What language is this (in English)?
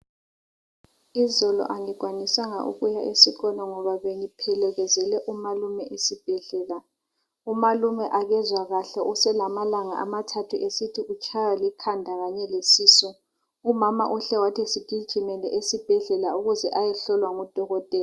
North Ndebele